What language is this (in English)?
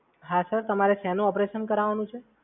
Gujarati